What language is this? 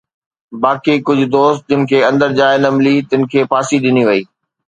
Sindhi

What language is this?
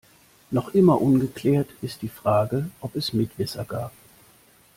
German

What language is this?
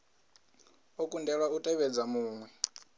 Venda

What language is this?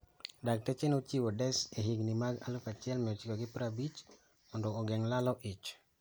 Luo (Kenya and Tanzania)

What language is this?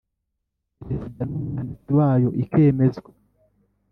Kinyarwanda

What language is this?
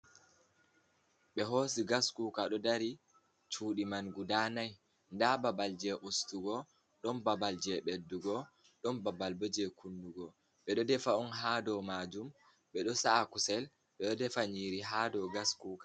Fula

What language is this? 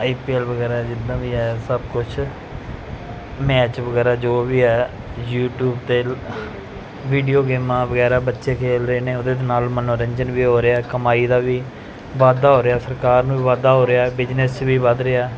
Punjabi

